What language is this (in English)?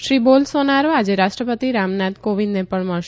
Gujarati